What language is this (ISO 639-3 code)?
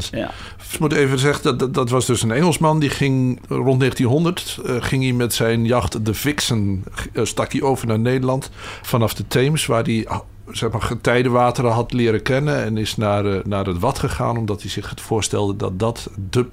nld